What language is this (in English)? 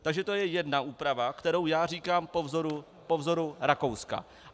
Czech